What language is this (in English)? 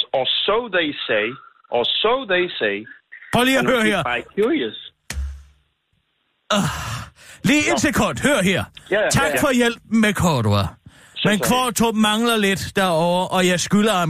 Danish